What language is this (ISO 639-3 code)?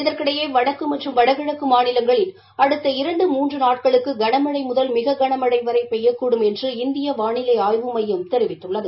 tam